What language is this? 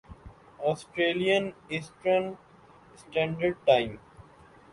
Urdu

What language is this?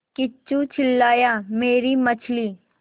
Hindi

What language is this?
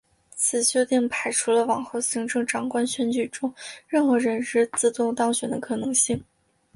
Chinese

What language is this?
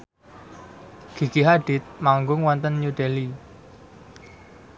Javanese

